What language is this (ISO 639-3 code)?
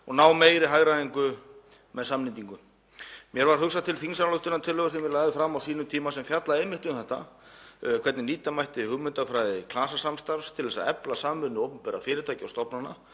isl